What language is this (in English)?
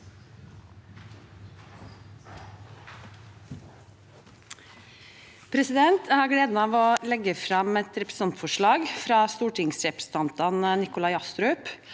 Norwegian